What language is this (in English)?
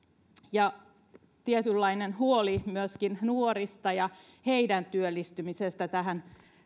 Finnish